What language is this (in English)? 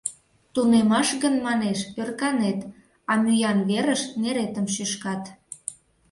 Mari